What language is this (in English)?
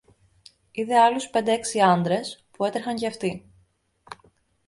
Greek